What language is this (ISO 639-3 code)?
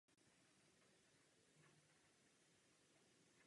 ces